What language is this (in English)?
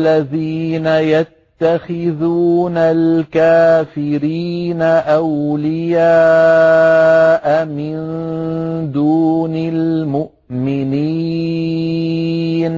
Arabic